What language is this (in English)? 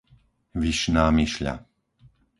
Slovak